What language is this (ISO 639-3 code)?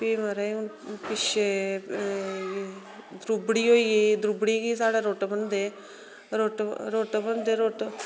doi